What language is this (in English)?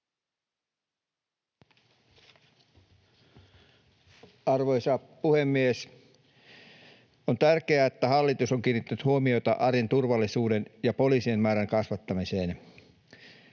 Finnish